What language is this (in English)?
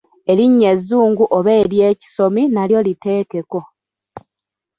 Ganda